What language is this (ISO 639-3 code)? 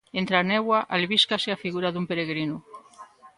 glg